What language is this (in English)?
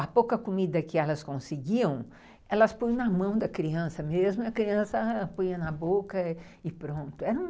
Portuguese